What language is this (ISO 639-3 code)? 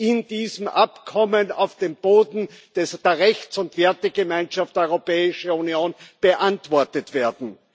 deu